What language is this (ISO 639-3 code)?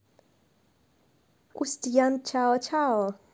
rus